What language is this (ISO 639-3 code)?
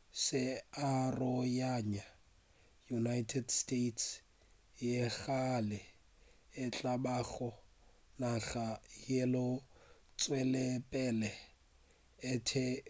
nso